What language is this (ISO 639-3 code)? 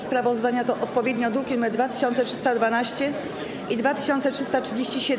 pol